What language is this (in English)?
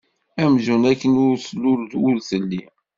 Kabyle